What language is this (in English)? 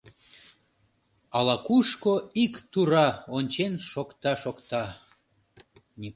Mari